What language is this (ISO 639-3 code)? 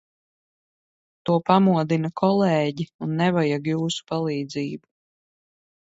lav